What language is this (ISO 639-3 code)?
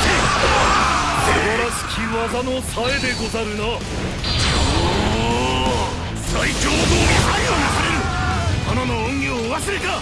jpn